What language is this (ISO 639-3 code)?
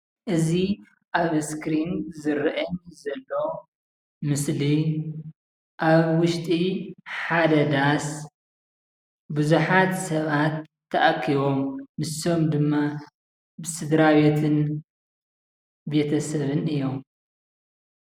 tir